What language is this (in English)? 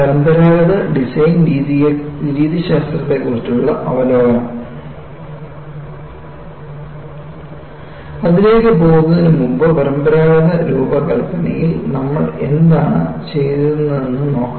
Malayalam